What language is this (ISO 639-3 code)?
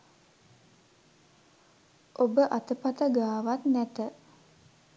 sin